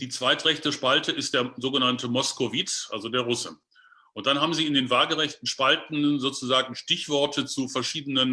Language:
German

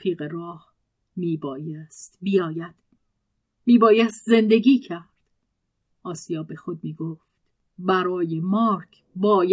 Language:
Persian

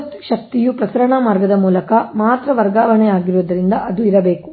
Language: Kannada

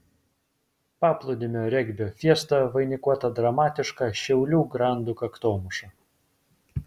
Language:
Lithuanian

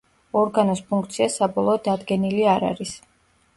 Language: Georgian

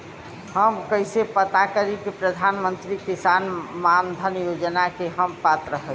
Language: Bhojpuri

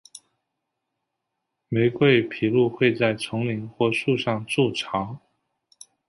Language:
Chinese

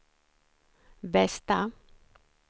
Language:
Swedish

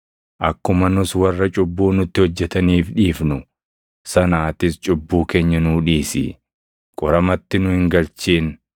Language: Oromo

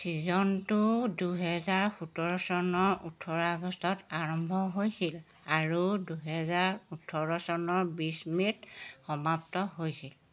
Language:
Assamese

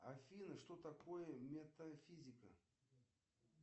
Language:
Russian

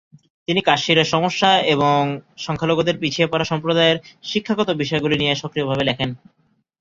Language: Bangla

